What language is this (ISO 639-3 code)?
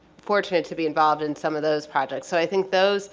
eng